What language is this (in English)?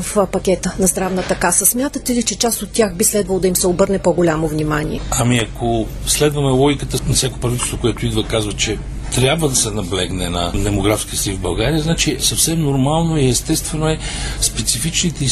Bulgarian